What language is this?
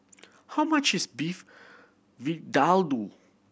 English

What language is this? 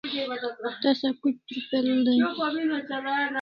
Kalasha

